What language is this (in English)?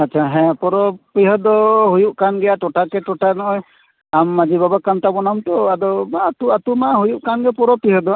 Santali